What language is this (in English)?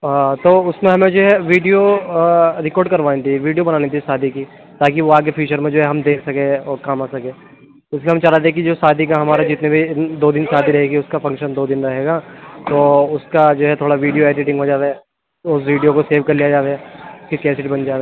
Urdu